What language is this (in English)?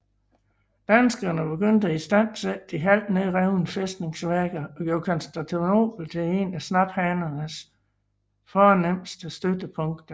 Danish